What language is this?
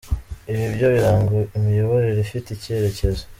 Kinyarwanda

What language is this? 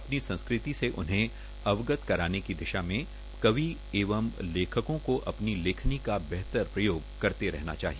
Hindi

